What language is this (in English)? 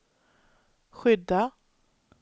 Swedish